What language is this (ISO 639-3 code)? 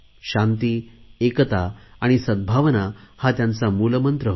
mar